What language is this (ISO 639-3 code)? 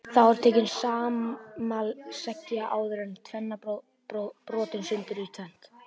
isl